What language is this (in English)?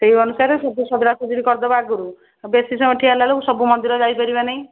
Odia